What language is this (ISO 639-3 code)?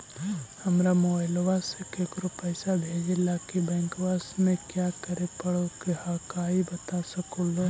mag